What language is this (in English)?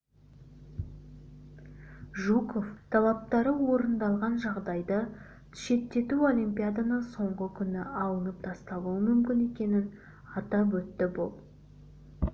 Kazakh